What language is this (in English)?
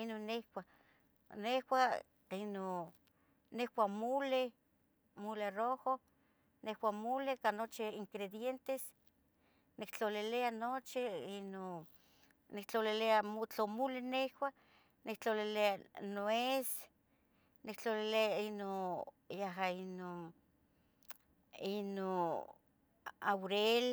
Tetelcingo Nahuatl